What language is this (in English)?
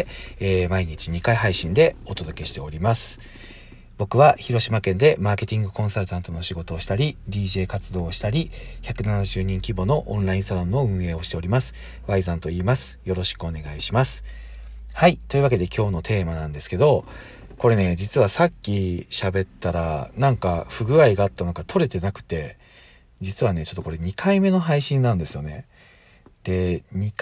Japanese